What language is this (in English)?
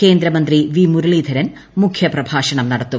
Malayalam